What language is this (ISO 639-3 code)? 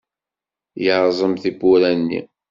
kab